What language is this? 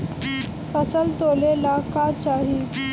Bhojpuri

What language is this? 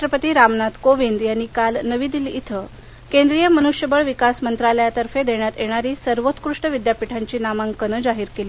Marathi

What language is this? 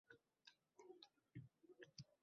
Uzbek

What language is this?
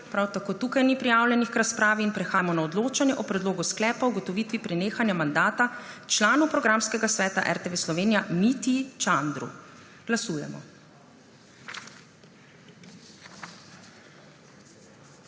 Slovenian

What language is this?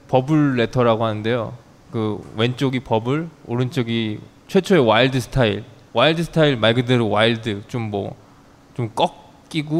Korean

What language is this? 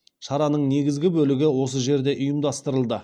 Kazakh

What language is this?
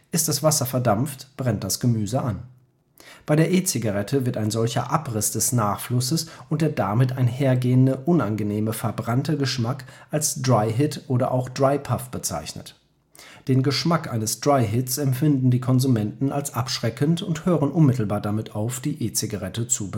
German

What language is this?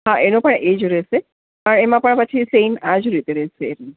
Gujarati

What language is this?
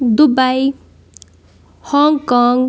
Kashmiri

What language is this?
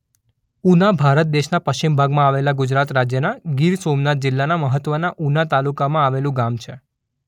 Gujarati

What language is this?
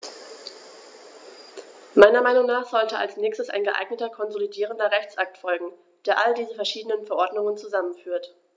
German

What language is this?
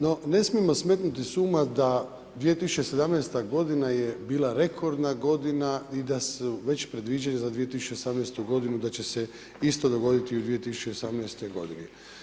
Croatian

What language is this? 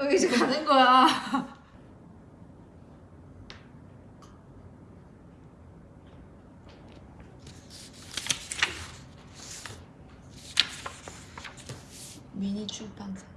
Korean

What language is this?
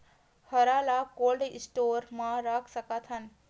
Chhattisgarhi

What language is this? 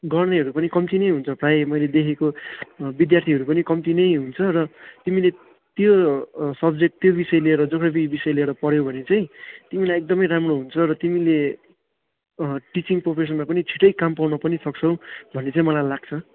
Nepali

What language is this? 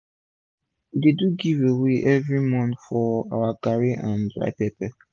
Nigerian Pidgin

